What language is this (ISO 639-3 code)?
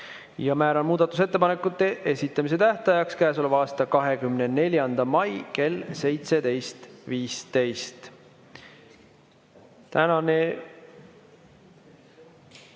est